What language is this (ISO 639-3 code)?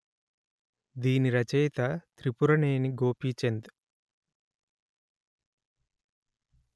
tel